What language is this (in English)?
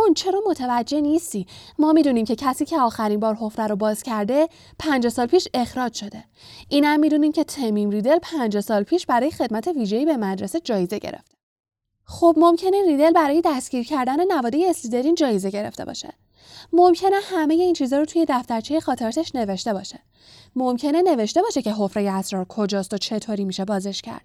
Persian